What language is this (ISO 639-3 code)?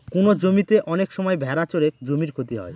ben